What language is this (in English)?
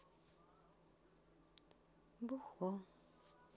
Russian